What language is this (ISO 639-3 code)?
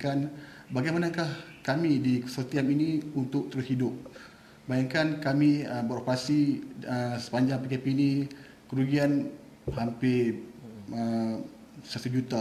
msa